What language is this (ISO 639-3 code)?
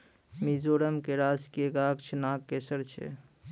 mai